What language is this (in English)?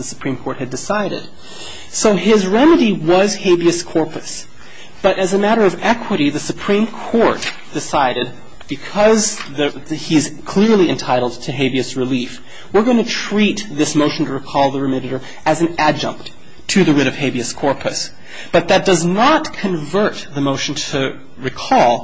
English